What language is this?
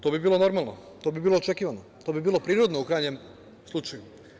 Serbian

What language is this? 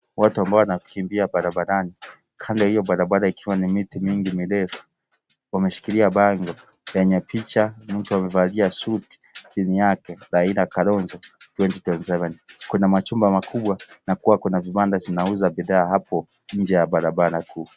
Swahili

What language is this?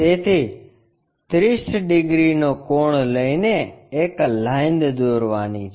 Gujarati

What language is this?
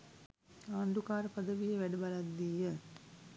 Sinhala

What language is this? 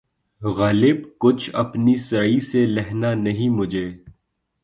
Urdu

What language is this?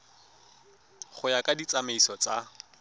Tswana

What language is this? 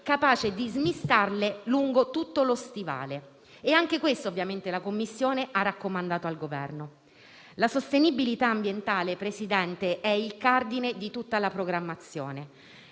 Italian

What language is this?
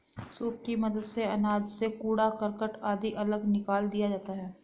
Hindi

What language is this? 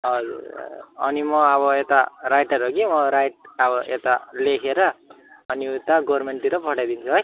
Nepali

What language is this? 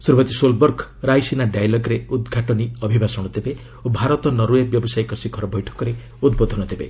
Odia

